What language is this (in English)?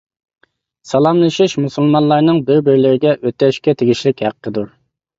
Uyghur